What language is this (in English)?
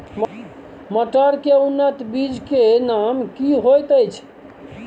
Maithili